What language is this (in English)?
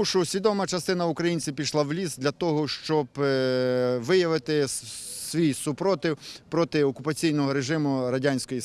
Ukrainian